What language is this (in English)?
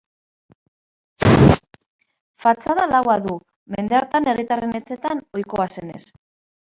Basque